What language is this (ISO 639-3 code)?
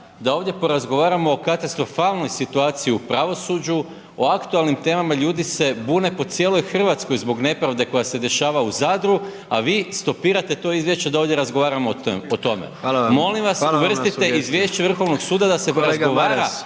hrv